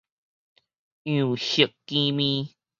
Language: Min Nan Chinese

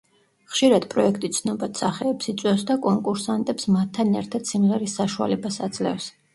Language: Georgian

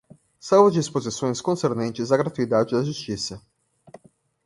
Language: Portuguese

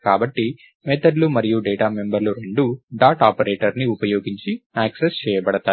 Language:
Telugu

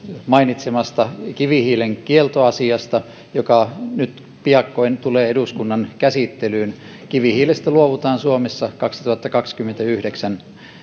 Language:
Finnish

